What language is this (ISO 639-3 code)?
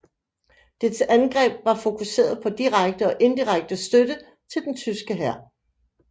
dan